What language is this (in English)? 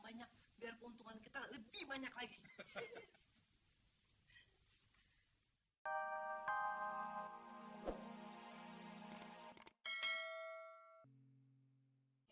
Indonesian